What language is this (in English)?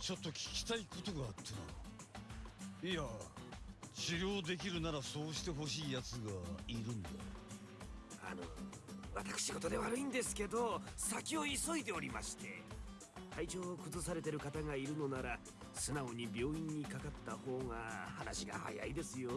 Japanese